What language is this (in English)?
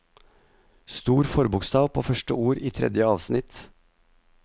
Norwegian